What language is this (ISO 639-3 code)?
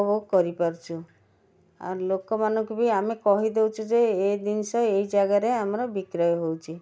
ori